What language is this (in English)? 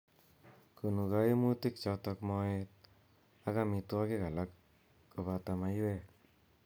Kalenjin